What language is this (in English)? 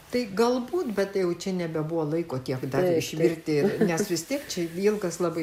Lithuanian